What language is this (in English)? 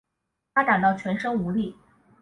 Chinese